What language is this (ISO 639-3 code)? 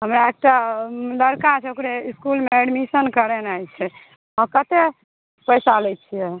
mai